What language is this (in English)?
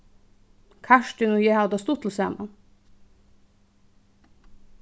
Faroese